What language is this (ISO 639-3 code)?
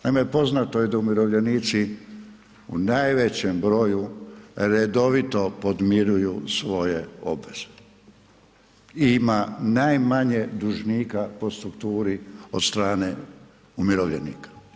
hrv